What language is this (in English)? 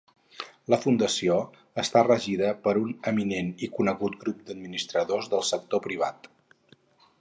Catalan